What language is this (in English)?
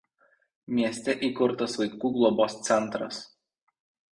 Lithuanian